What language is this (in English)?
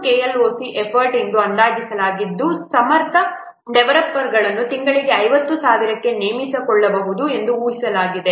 Kannada